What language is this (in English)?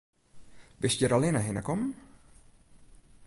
Western Frisian